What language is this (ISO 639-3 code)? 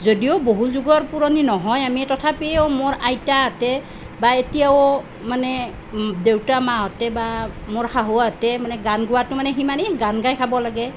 asm